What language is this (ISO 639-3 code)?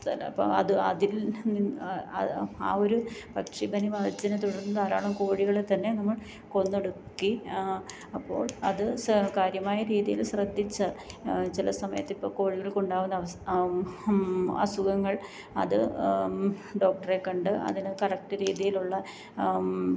mal